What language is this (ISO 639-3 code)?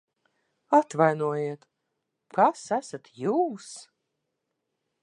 lav